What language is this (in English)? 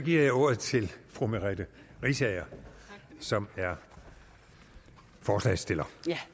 Danish